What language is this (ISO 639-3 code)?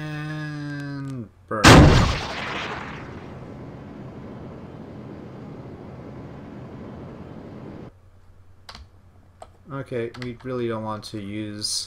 eng